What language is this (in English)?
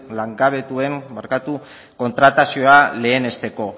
Basque